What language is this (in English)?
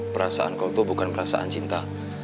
Indonesian